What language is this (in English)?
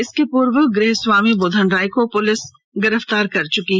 Hindi